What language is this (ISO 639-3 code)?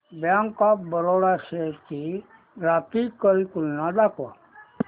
mar